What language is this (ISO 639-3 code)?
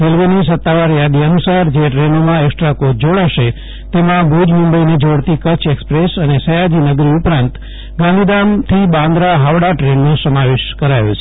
guj